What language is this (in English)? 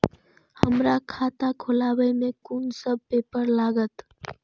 Maithili